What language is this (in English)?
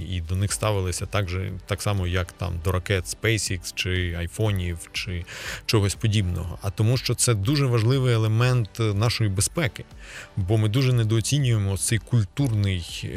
Ukrainian